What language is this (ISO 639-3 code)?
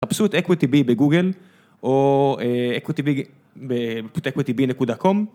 heb